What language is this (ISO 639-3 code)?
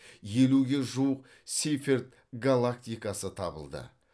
kaz